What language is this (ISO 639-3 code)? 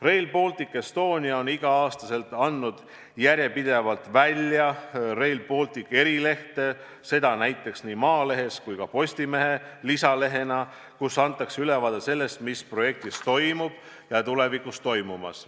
est